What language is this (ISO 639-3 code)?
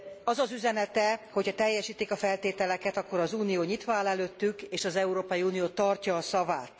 hun